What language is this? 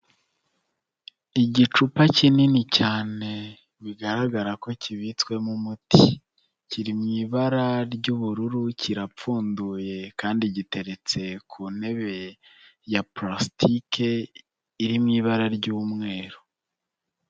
Kinyarwanda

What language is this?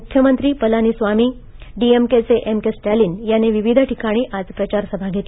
Marathi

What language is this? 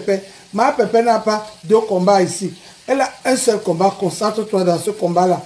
French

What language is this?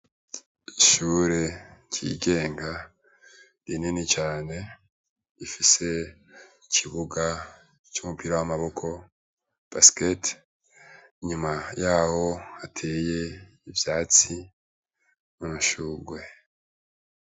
Rundi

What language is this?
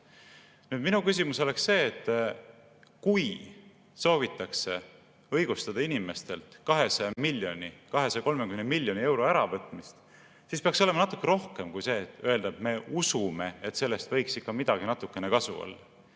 Estonian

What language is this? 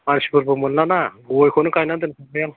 Bodo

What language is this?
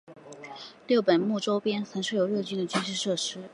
Chinese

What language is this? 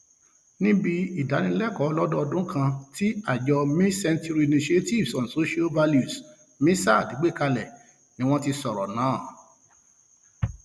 Yoruba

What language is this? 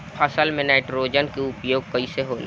Bhojpuri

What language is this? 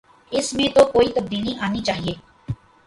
Urdu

